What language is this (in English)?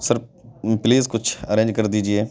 Urdu